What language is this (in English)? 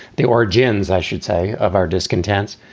English